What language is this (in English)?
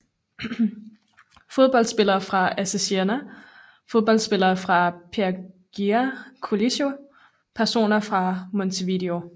Danish